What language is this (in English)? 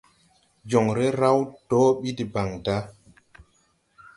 Tupuri